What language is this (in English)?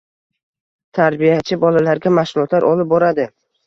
Uzbek